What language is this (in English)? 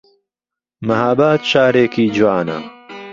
Central Kurdish